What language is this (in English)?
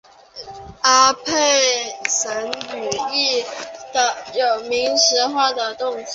Chinese